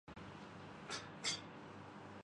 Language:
Urdu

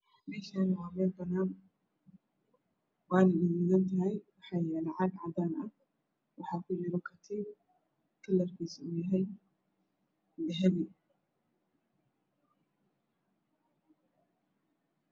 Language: Somali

